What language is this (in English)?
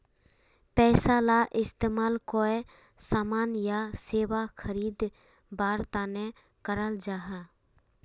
Magahi